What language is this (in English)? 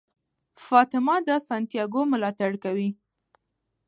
Pashto